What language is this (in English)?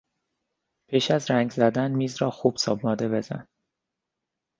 Persian